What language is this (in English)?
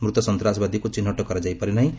Odia